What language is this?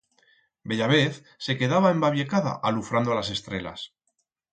Aragonese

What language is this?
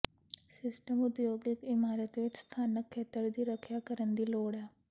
Punjabi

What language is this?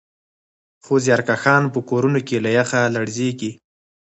Pashto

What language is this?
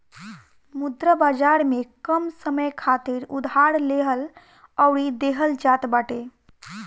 Bhojpuri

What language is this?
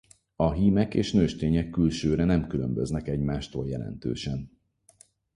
Hungarian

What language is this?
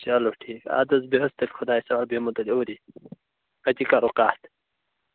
Kashmiri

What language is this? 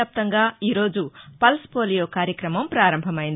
Telugu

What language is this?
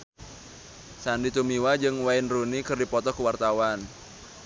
Sundanese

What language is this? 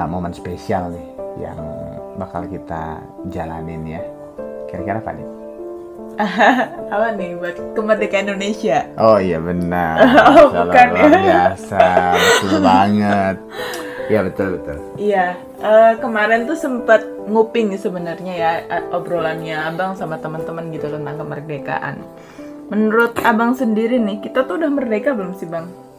Indonesian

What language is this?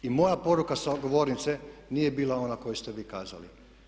Croatian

